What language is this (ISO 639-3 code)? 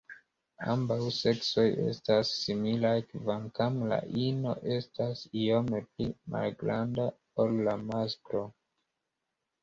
epo